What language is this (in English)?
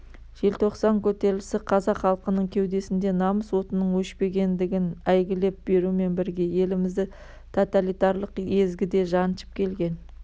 Kazakh